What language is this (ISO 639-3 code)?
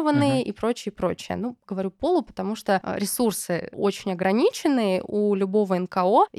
rus